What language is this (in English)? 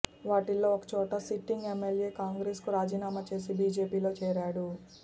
Telugu